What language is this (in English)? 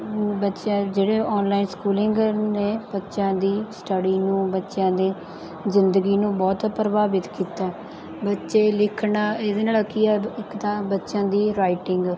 Punjabi